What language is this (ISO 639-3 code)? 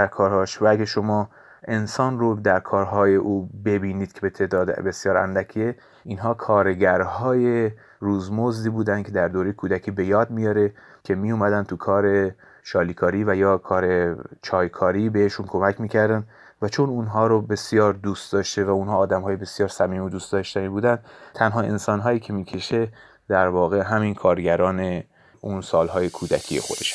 fas